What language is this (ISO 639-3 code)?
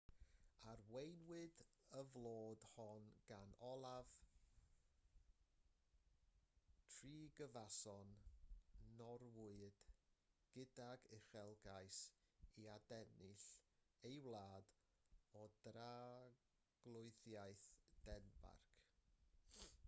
cym